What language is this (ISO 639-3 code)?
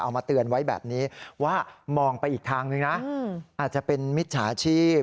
tha